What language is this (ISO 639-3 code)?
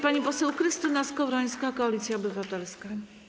pol